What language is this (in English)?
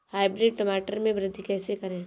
Hindi